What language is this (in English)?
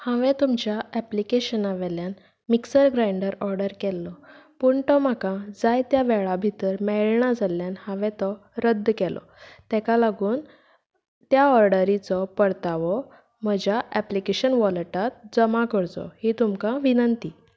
Konkani